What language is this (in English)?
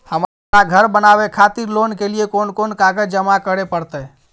Maithili